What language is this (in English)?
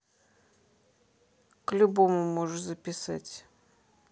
Russian